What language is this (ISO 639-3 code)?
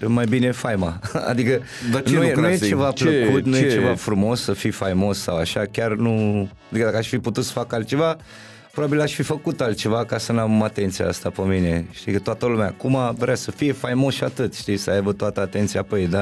ron